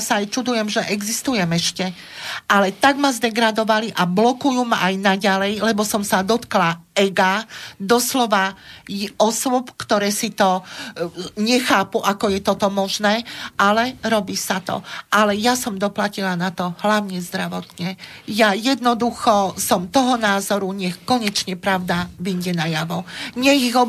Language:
Slovak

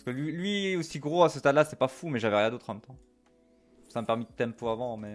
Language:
French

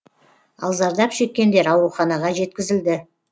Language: Kazakh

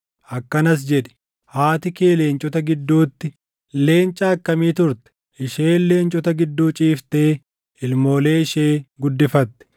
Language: Oromo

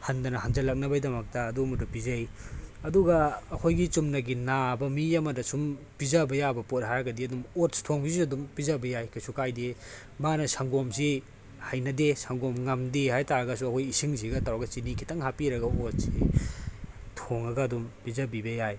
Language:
Manipuri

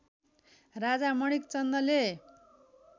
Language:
Nepali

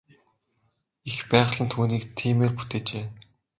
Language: Mongolian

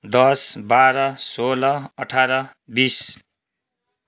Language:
Nepali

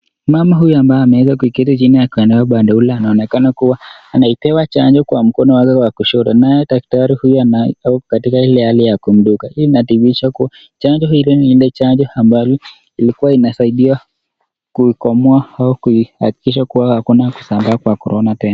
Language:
Swahili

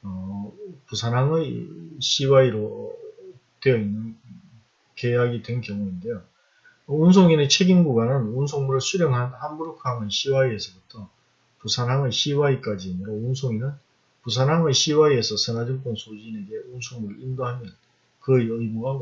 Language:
Korean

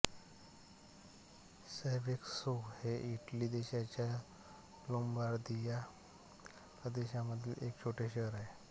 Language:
Marathi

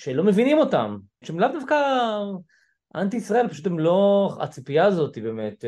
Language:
Hebrew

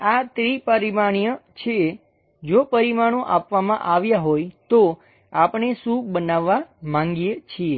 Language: Gujarati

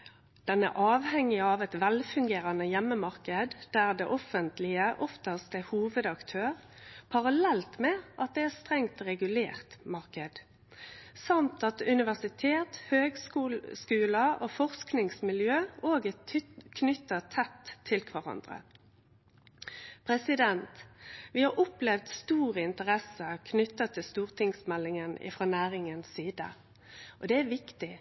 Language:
Norwegian Nynorsk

